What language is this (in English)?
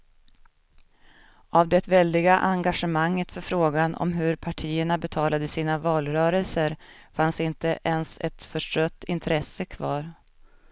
Swedish